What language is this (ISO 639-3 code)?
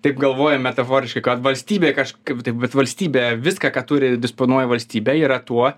lit